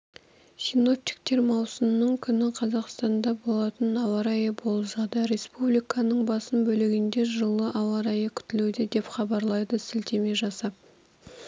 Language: Kazakh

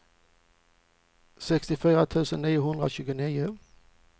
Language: Swedish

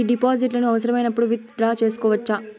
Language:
Telugu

